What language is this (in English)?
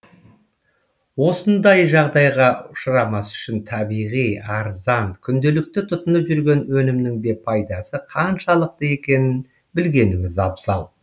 Kazakh